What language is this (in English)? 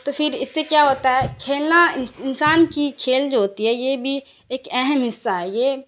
Urdu